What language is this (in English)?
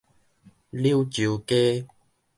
Min Nan Chinese